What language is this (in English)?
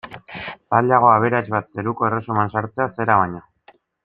Basque